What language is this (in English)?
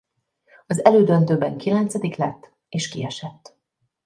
Hungarian